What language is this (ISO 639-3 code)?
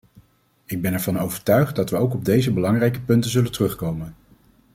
nld